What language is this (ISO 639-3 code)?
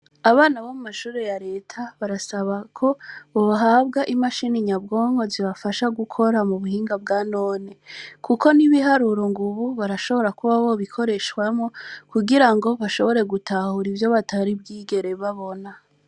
run